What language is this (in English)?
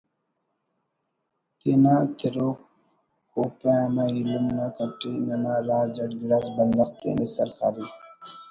Brahui